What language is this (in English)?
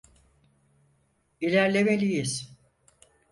Turkish